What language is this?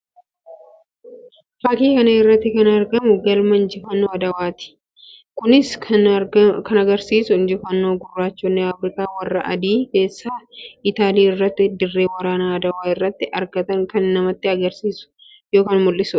Oromo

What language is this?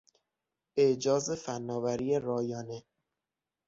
Persian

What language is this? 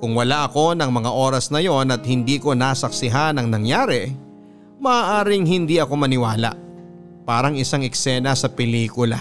Filipino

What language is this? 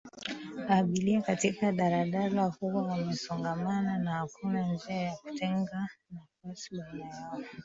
Swahili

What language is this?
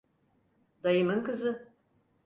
Turkish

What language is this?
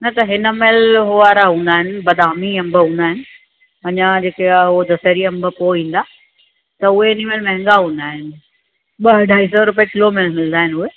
Sindhi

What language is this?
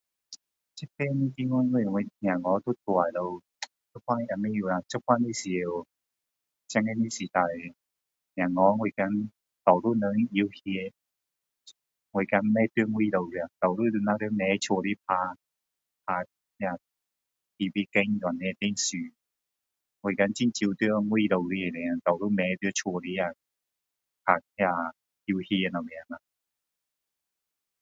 Min Dong Chinese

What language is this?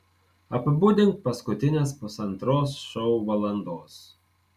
Lithuanian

